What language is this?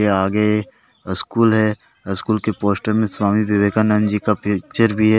Hindi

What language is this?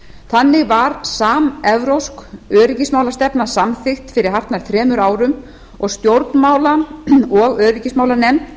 Icelandic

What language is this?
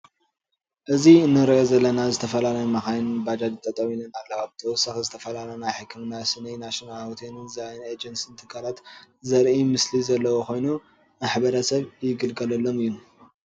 Tigrinya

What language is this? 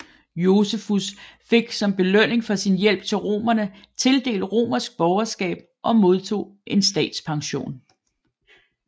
Danish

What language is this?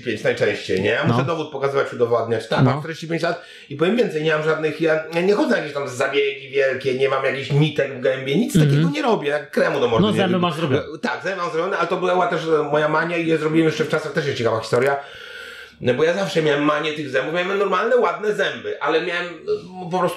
Polish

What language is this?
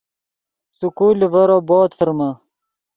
Yidgha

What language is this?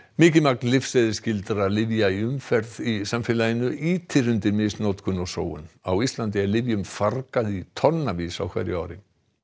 Icelandic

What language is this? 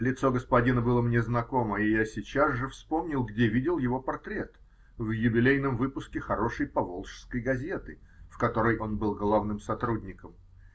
Russian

